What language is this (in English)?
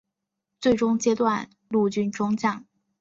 Chinese